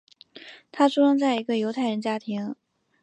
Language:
Chinese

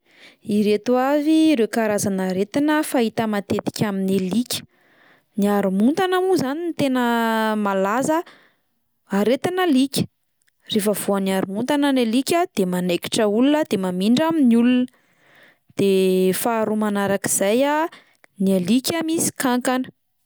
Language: Malagasy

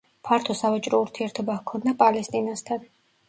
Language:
Georgian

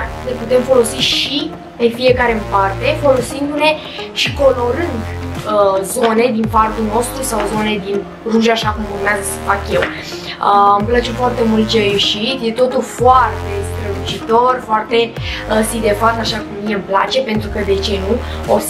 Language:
Romanian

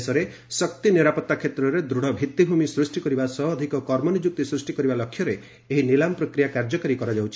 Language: Odia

